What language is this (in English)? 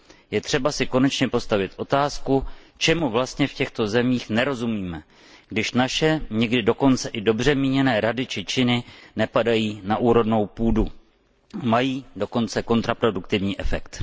Czech